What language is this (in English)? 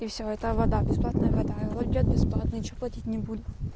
Russian